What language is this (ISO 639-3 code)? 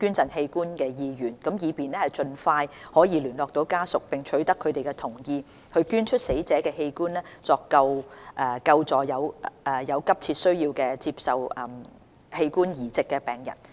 yue